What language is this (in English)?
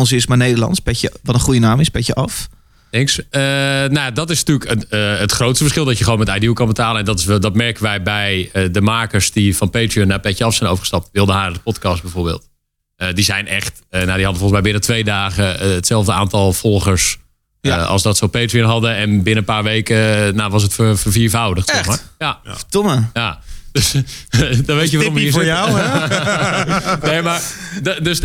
Dutch